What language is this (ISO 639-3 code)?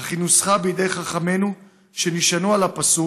heb